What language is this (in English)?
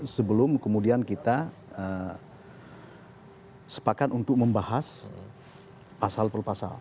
Indonesian